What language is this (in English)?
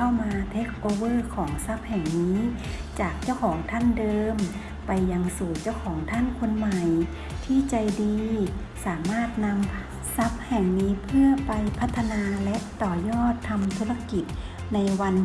Thai